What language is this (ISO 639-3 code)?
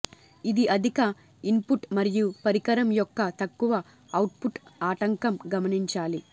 tel